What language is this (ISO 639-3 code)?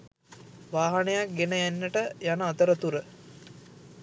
sin